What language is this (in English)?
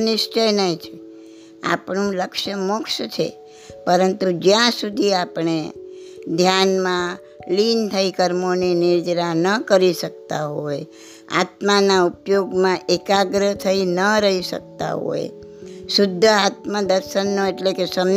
Gujarati